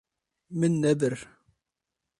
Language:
Kurdish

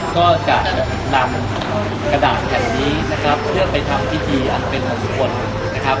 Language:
Thai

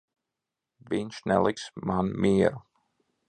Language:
Latvian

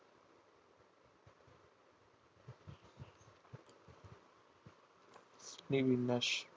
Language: Bangla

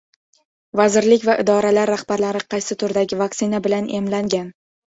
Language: Uzbek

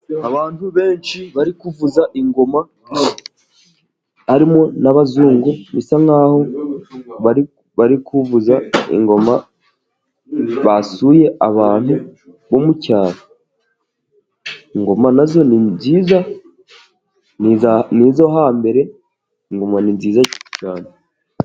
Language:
Kinyarwanda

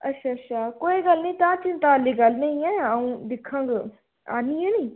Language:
Dogri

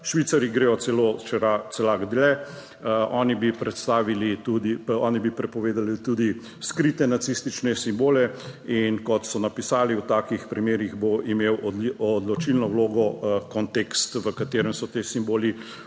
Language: Slovenian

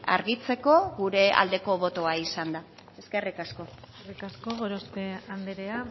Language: Basque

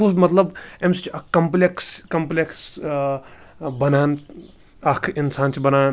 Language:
Kashmiri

